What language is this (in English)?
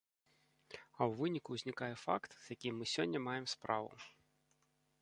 Belarusian